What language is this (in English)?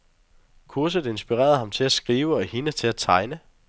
Danish